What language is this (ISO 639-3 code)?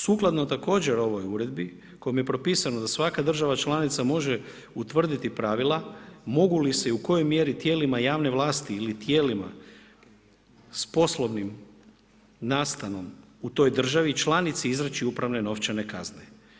hrv